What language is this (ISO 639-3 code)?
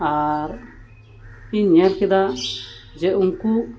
sat